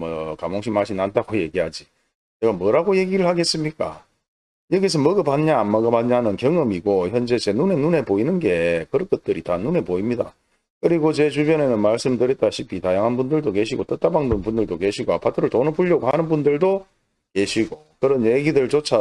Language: Korean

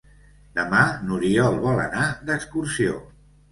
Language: Catalan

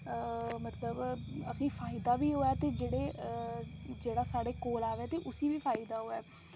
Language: Dogri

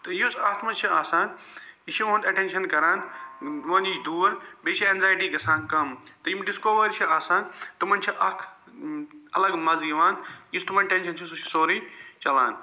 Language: Kashmiri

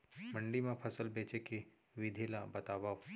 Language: Chhattisgarhi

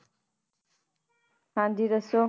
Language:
Punjabi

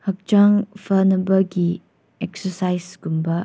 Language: Manipuri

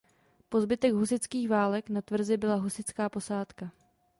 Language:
Czech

